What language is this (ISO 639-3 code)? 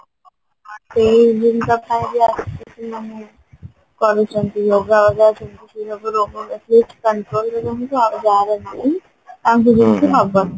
ori